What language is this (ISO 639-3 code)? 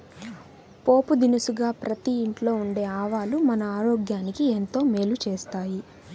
tel